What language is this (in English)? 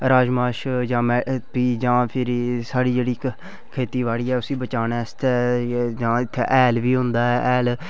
Dogri